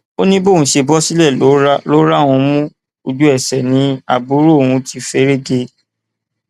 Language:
Yoruba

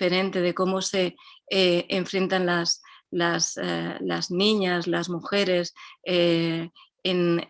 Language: Spanish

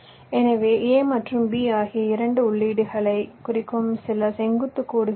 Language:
Tamil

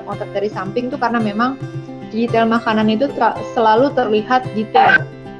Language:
Indonesian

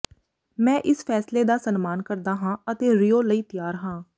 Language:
Punjabi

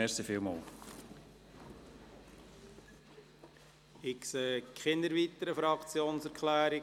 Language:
Swiss German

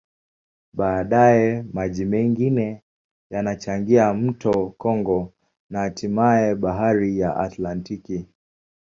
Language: Swahili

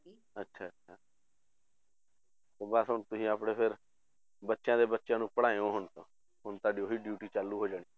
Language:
Punjabi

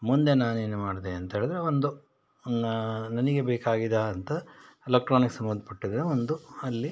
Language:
Kannada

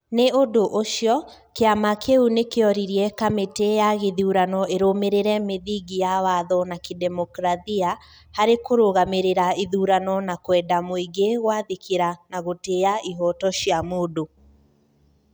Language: Kikuyu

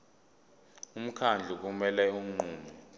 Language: Zulu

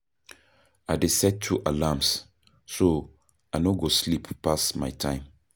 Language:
Nigerian Pidgin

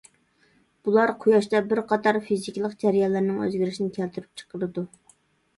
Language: Uyghur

